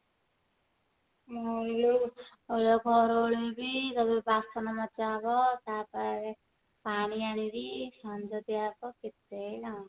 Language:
Odia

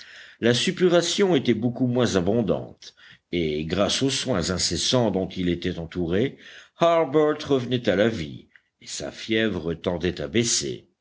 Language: French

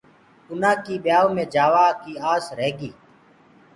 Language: Gurgula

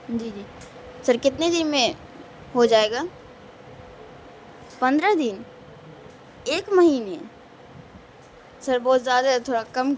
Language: Urdu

